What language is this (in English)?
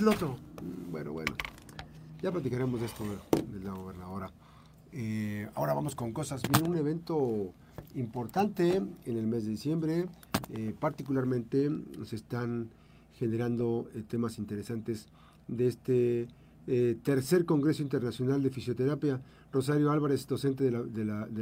Spanish